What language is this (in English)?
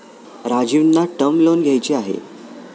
Marathi